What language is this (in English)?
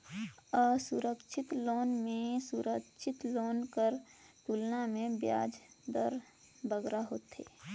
Chhattisgarhi